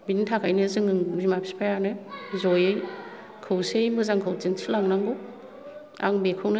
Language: Bodo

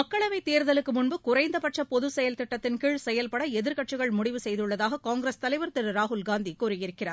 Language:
Tamil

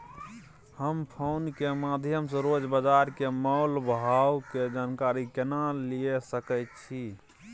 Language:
Maithili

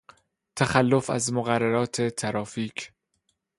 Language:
Persian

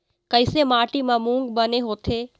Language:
Chhattisgarhi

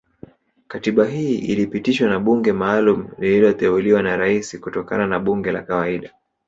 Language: Swahili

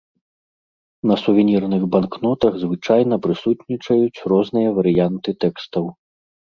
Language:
Belarusian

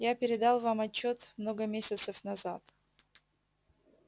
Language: Russian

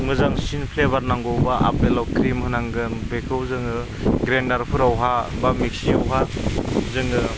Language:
Bodo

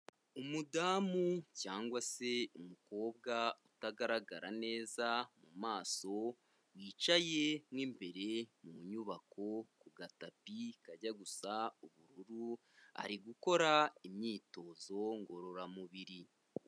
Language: Kinyarwanda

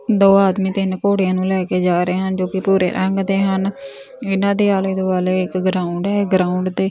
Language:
Punjabi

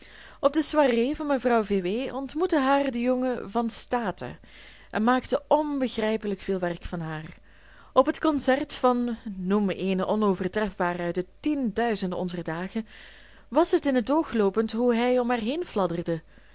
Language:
Dutch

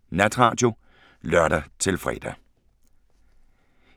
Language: Danish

